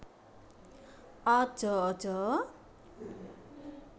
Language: Javanese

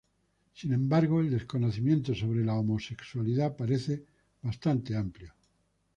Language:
Spanish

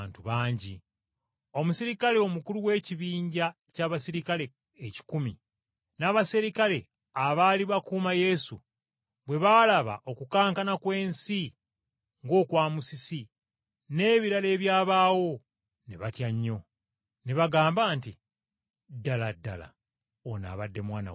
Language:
Ganda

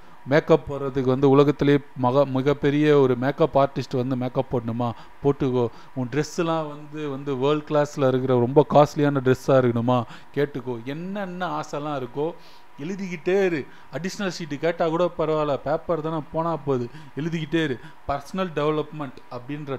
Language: Tamil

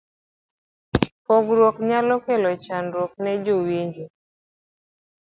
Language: Luo (Kenya and Tanzania)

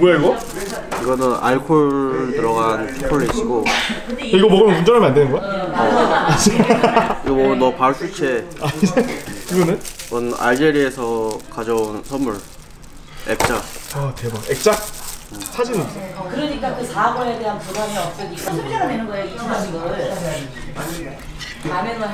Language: Korean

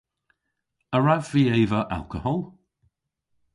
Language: Cornish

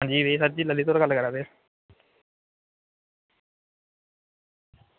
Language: Dogri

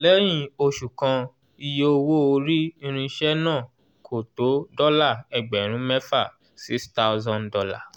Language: Yoruba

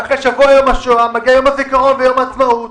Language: Hebrew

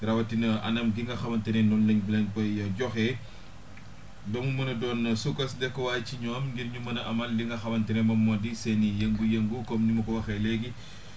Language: Wolof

